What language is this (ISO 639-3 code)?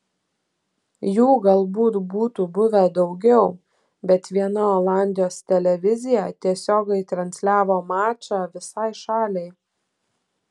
lit